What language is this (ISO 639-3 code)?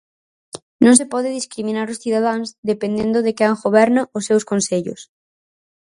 glg